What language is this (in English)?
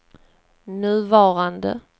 Swedish